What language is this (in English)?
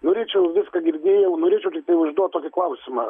Lithuanian